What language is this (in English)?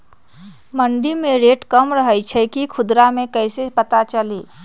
Magahi